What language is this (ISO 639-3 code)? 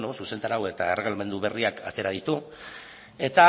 eus